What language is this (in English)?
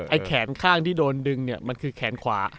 Thai